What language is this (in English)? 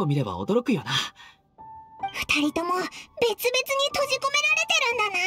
Japanese